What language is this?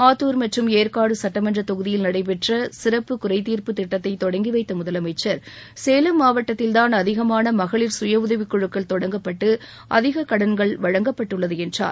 Tamil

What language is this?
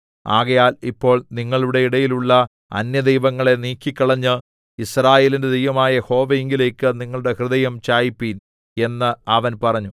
Malayalam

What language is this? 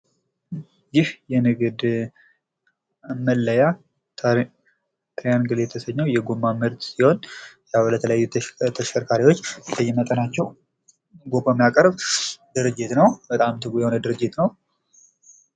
Amharic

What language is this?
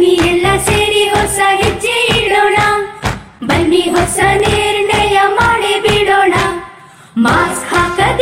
Kannada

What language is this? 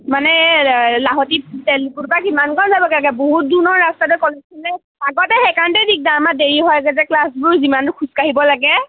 Assamese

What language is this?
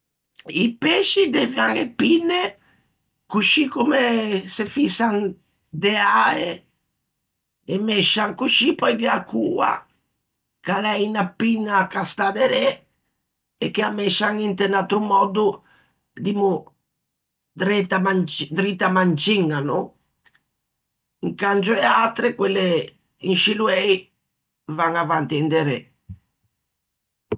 Ligurian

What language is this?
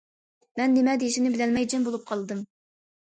Uyghur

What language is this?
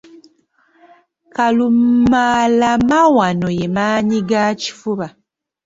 Ganda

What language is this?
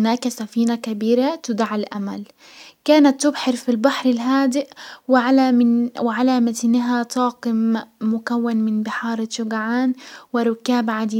Hijazi Arabic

